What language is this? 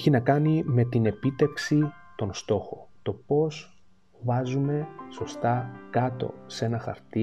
Greek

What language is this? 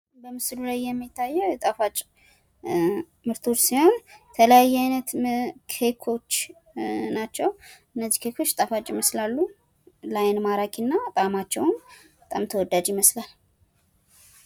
Amharic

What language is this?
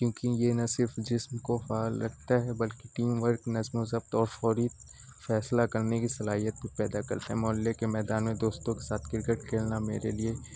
Urdu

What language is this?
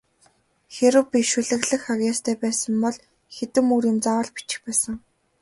Mongolian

